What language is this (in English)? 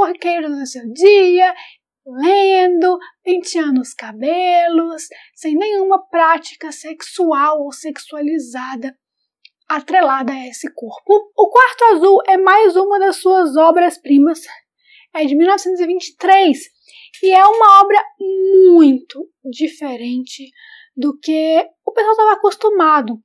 Portuguese